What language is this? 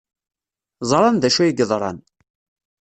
Kabyle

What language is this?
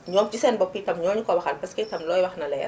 Wolof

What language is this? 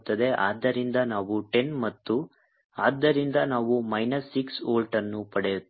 Kannada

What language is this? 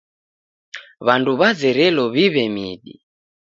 Taita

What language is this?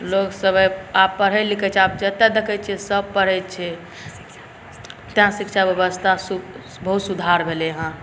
Maithili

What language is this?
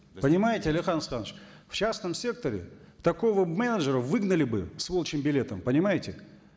Kazakh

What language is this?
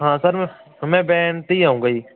Punjabi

